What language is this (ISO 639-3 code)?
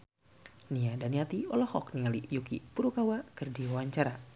sun